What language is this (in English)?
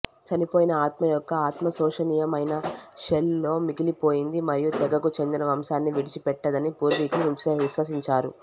Telugu